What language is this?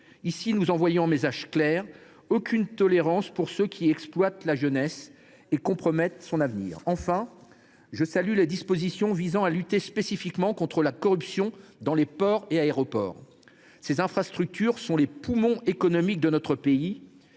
French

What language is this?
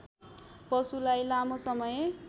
Nepali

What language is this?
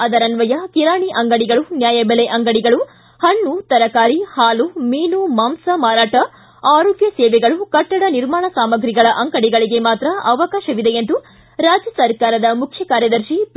Kannada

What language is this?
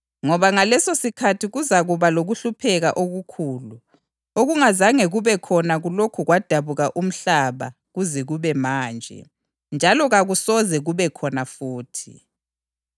North Ndebele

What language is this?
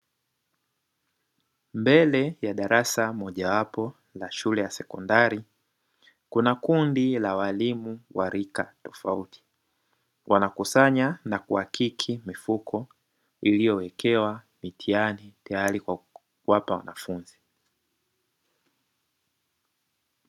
Swahili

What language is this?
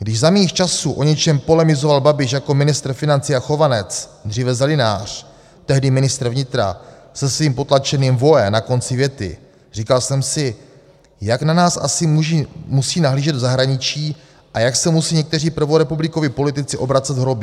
Czech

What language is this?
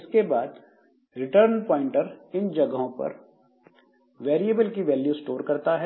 Hindi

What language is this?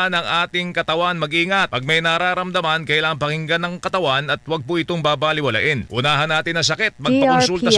Filipino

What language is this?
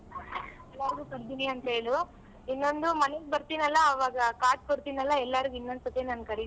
Kannada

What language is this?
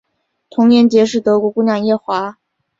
Chinese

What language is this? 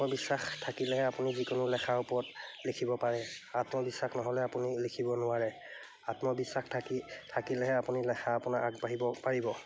Assamese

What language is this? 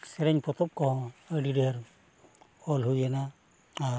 Santali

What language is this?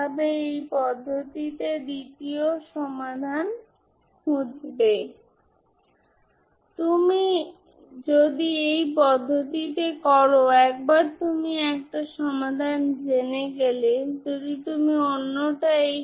Bangla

